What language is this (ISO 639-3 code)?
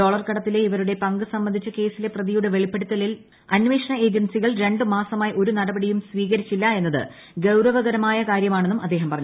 mal